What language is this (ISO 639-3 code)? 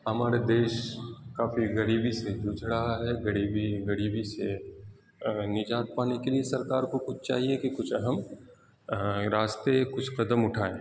urd